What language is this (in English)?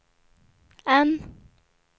Swedish